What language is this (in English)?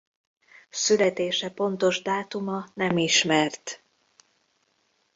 Hungarian